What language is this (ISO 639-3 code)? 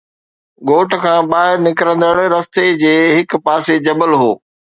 snd